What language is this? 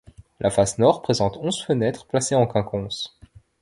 French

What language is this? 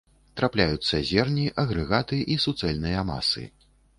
Belarusian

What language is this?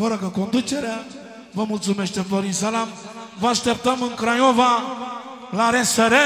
Romanian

